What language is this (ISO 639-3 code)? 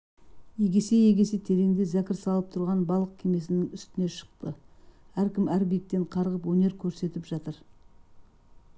kaz